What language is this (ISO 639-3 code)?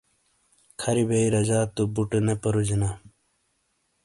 scl